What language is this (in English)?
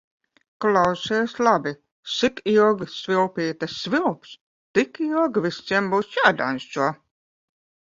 Latvian